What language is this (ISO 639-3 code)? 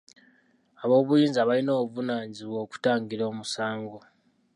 lug